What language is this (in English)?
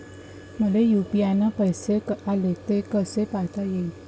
Marathi